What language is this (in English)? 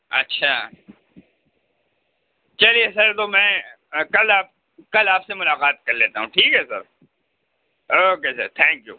Urdu